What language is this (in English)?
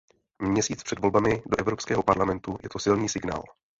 Czech